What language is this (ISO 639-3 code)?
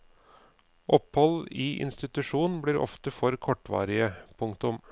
nor